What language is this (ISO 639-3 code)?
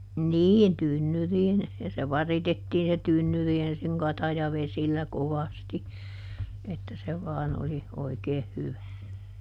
fin